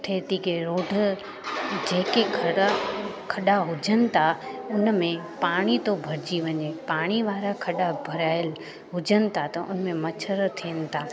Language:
Sindhi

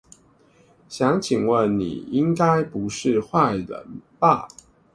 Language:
Chinese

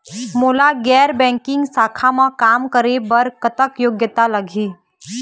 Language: Chhattisgarhi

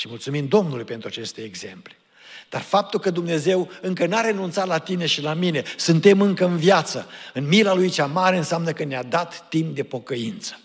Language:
Romanian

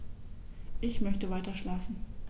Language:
German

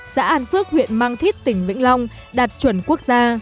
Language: Vietnamese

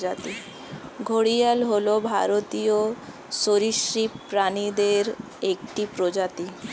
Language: Bangla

